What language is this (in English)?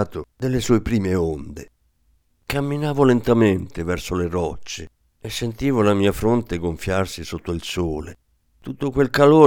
Italian